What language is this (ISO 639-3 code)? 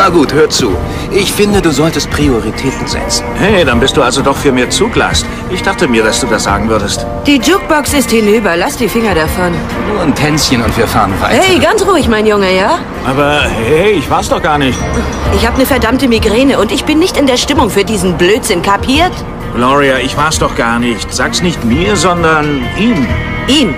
deu